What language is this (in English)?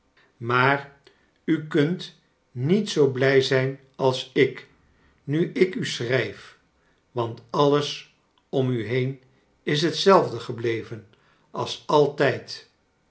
Dutch